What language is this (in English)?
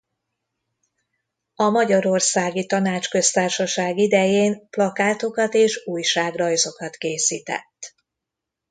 Hungarian